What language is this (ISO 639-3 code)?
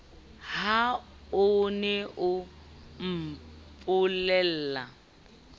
sot